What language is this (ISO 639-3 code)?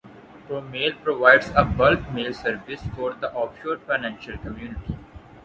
eng